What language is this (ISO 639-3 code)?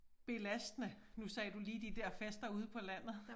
dan